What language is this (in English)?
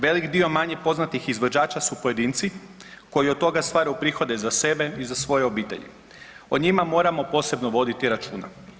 Croatian